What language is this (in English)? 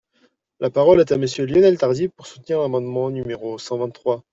French